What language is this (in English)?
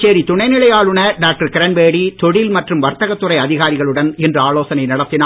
Tamil